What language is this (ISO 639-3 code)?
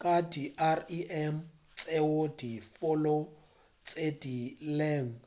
nso